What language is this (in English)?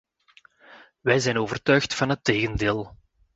Dutch